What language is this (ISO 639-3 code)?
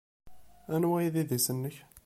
kab